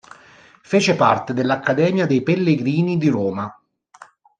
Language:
Italian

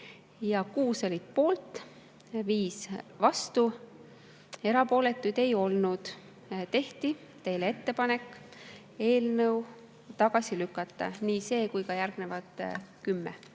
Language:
Estonian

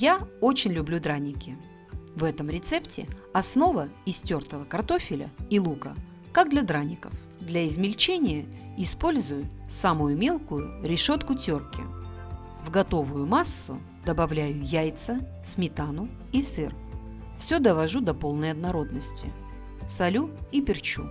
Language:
Russian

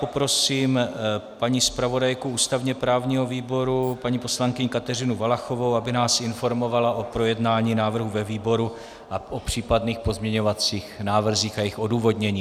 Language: Czech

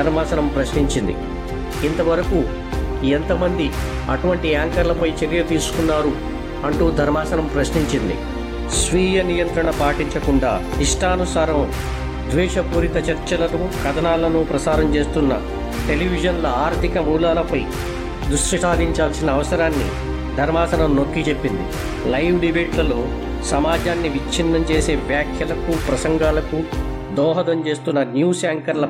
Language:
Telugu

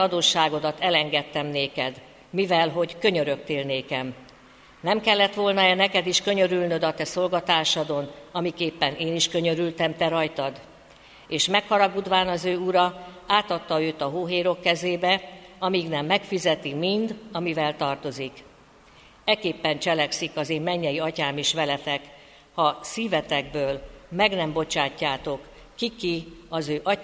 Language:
Hungarian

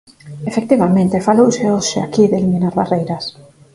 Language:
Galician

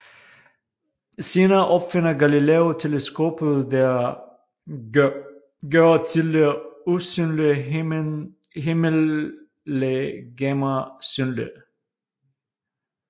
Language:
Danish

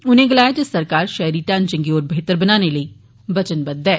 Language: Dogri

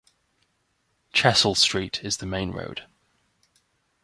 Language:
English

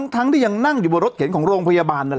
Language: Thai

